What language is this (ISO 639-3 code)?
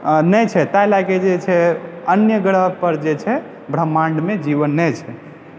mai